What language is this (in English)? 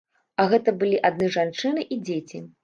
Belarusian